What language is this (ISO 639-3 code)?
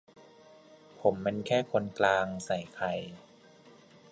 tha